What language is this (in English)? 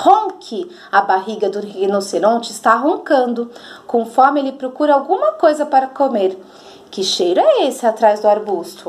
Portuguese